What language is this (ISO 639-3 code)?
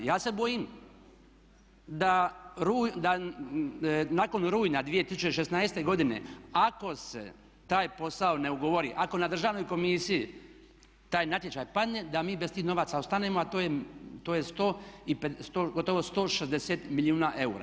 hrv